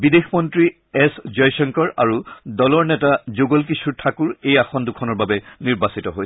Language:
Assamese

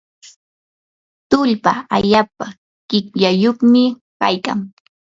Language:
Yanahuanca Pasco Quechua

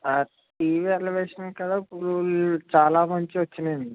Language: Telugu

